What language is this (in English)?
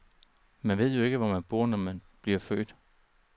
Danish